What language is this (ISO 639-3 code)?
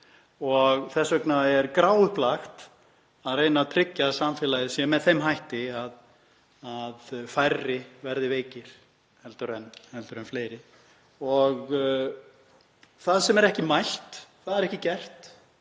isl